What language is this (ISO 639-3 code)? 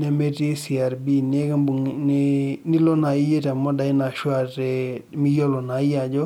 mas